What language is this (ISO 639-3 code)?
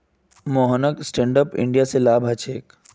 mag